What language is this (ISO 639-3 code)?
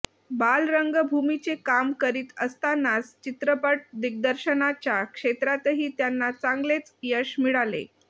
mar